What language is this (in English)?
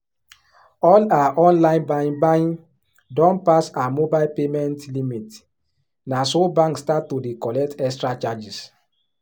Nigerian Pidgin